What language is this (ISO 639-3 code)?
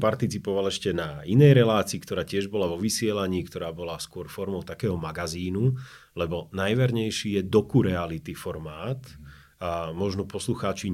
slk